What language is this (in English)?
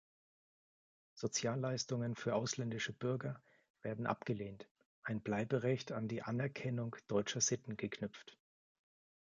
German